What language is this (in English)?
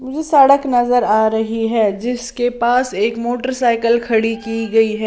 Hindi